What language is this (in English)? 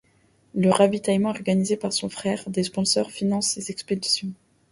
French